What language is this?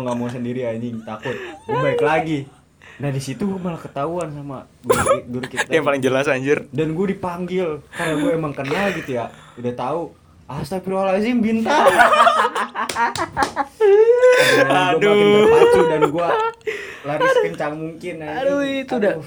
Indonesian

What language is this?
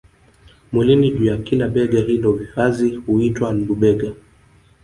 Swahili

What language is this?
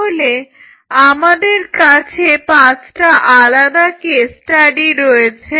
Bangla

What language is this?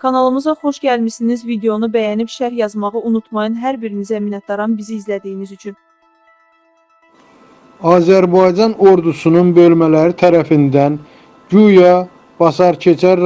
Turkish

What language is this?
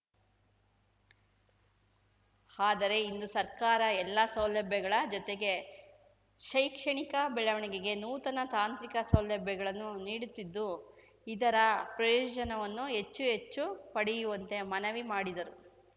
Kannada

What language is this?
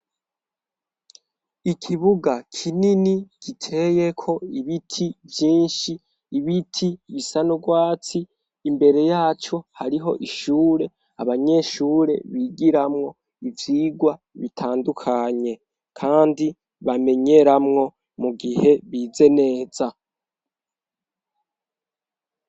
Rundi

